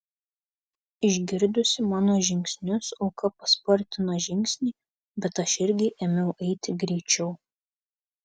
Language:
Lithuanian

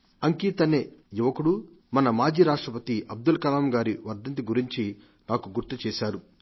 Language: Telugu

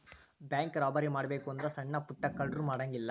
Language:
Kannada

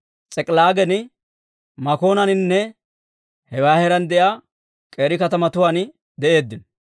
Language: Dawro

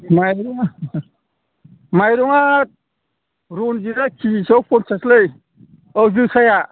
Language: Bodo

